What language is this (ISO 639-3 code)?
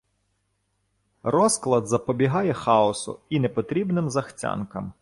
ukr